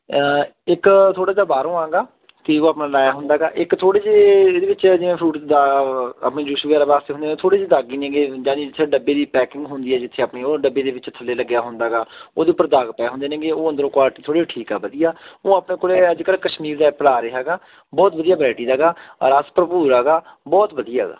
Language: Punjabi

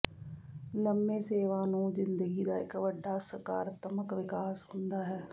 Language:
Punjabi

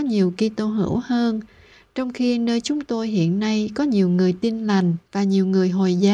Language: Vietnamese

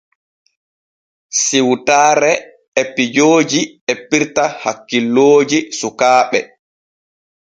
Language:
Borgu Fulfulde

